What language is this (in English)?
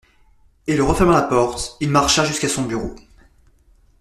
French